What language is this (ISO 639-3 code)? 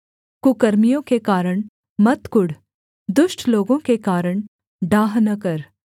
hin